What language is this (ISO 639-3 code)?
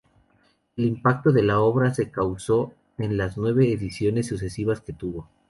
spa